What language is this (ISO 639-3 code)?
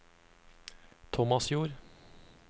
nor